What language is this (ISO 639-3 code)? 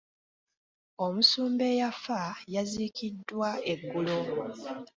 lug